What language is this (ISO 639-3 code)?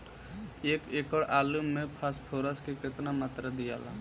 bho